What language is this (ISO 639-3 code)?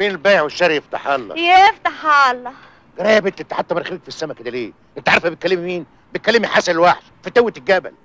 ara